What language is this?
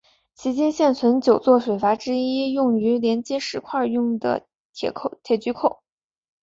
Chinese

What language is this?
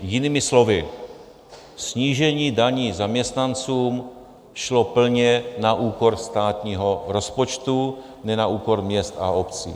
Czech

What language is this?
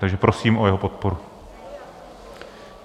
Czech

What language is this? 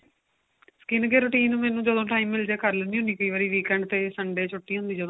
Punjabi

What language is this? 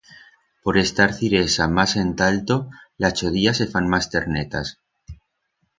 Aragonese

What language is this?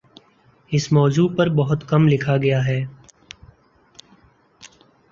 Urdu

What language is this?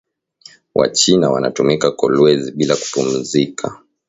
Swahili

